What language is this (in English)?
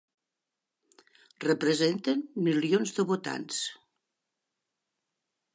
Catalan